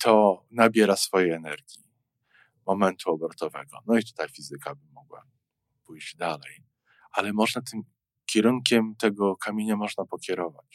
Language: Polish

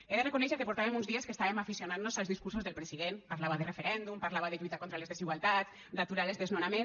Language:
Catalan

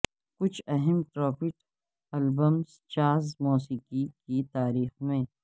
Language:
Urdu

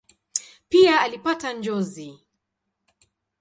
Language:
Swahili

